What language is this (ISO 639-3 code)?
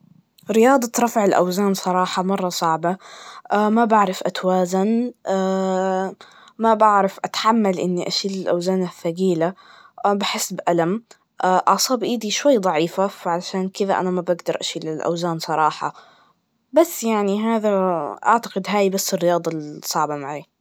ars